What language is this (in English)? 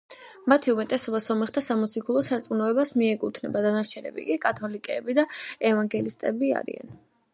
Georgian